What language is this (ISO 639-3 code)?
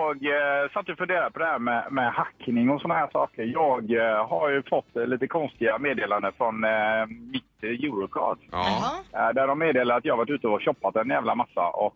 swe